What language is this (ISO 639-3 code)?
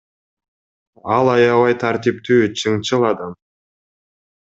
kir